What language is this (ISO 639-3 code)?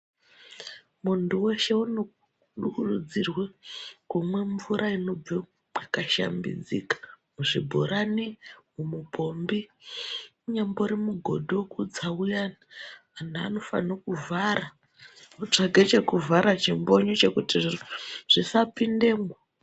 ndc